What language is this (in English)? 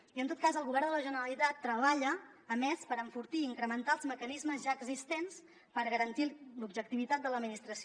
Catalan